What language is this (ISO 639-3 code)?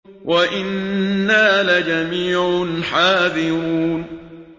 ara